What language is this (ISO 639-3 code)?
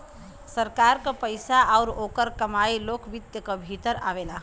bho